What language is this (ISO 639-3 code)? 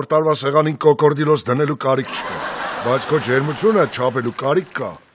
ron